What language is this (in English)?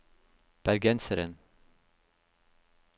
Norwegian